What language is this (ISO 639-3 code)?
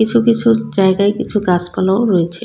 ben